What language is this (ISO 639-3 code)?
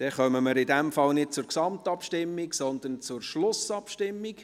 gsw